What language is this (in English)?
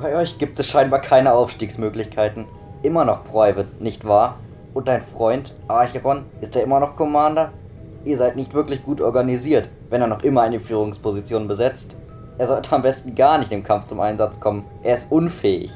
German